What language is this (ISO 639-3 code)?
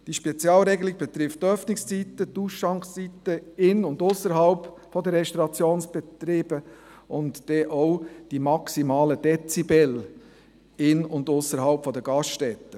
gsw